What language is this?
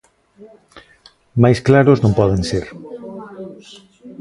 Galician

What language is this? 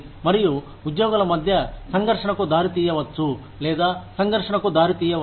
Telugu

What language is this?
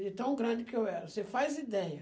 Portuguese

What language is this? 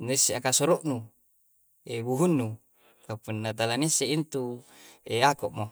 Coastal Konjo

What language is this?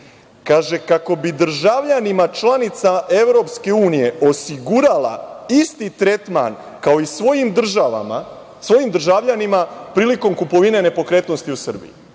Serbian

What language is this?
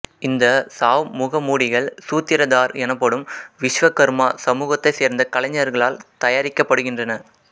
Tamil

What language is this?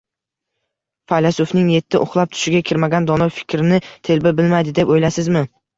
Uzbek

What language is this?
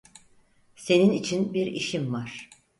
Turkish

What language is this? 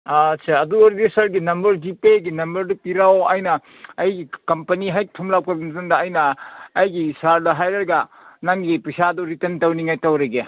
Manipuri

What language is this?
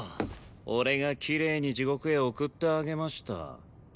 Japanese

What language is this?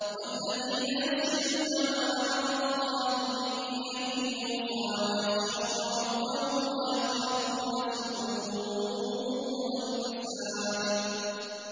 Arabic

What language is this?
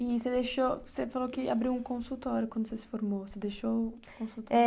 Portuguese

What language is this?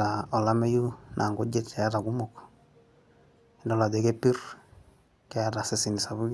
Masai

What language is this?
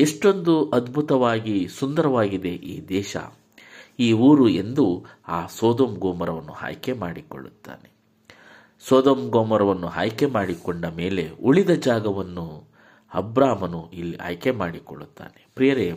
Kannada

